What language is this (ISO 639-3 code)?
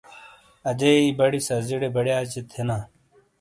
scl